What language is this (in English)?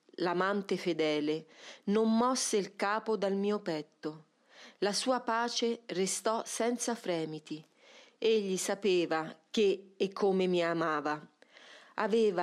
Italian